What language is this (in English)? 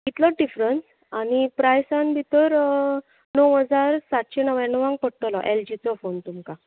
Konkani